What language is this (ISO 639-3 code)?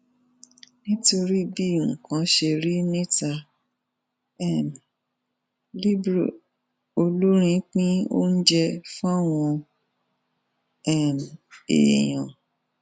yor